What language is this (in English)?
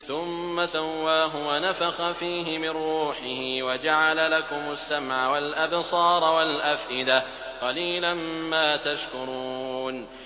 Arabic